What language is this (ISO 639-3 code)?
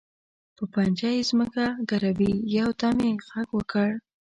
pus